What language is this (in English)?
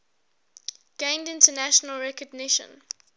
English